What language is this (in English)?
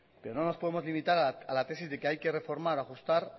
Spanish